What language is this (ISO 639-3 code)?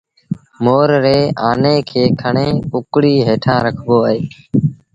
sbn